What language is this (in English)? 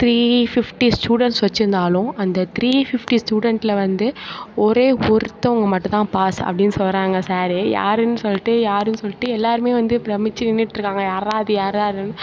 Tamil